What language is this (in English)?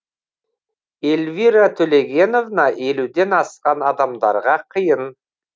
Kazakh